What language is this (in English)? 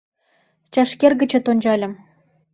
Mari